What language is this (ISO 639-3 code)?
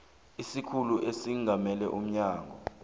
nbl